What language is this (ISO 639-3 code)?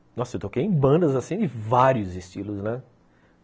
por